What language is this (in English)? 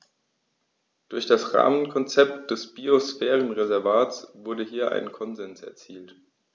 German